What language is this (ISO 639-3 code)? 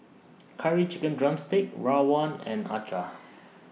eng